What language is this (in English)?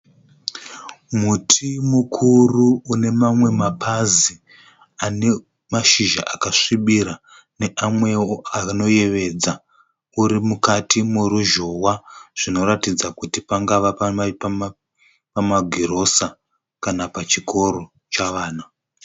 Shona